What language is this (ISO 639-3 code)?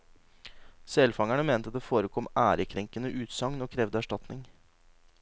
nor